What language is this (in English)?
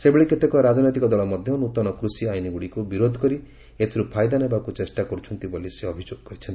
Odia